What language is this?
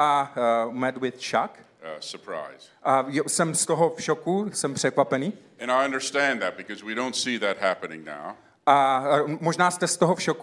Czech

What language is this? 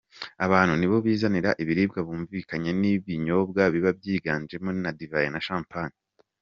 Kinyarwanda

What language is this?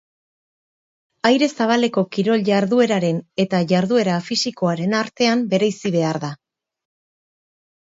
Basque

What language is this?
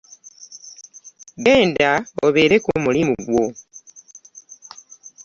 Ganda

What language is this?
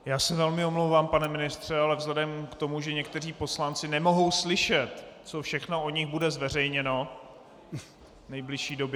Czech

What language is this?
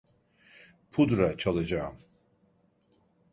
Turkish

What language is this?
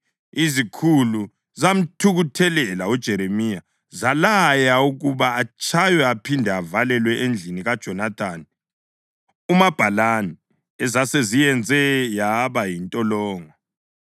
North Ndebele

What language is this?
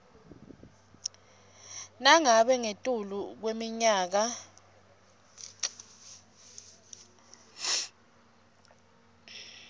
Swati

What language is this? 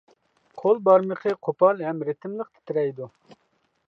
Uyghur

